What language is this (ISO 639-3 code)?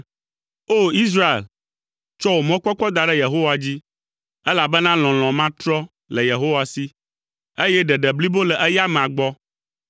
ewe